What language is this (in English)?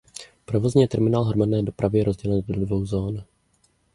Czech